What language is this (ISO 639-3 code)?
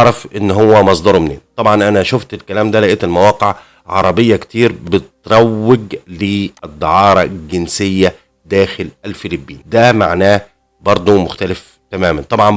ara